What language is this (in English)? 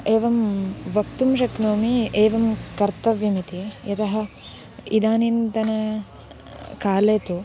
Sanskrit